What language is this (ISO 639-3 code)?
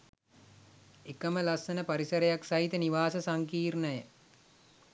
sin